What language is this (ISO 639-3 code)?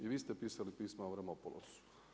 hrv